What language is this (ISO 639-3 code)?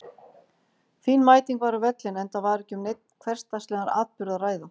isl